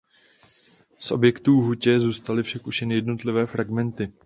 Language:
Czech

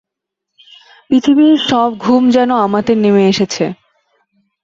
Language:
Bangla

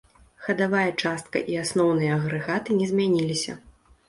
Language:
Belarusian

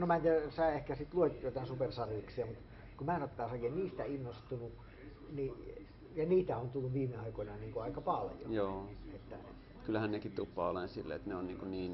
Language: Finnish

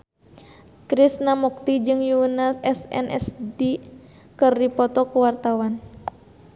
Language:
Sundanese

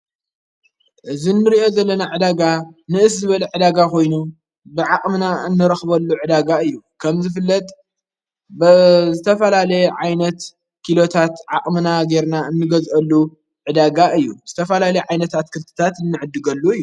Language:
Tigrinya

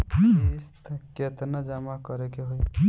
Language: Bhojpuri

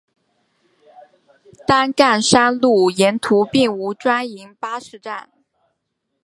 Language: Chinese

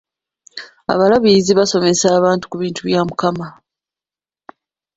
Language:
Ganda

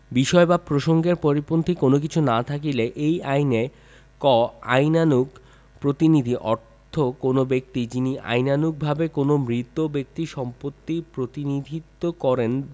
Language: Bangla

